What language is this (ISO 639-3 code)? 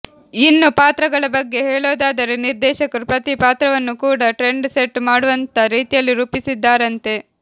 kan